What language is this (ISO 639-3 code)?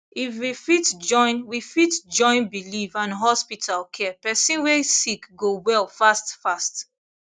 pcm